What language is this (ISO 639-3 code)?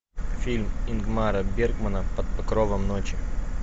rus